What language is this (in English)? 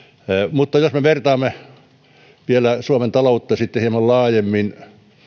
Finnish